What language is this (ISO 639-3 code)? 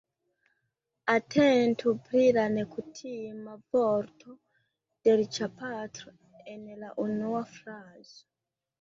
epo